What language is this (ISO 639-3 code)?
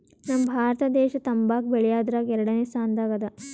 kan